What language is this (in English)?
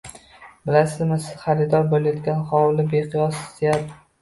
Uzbek